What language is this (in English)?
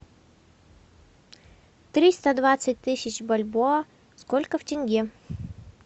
Russian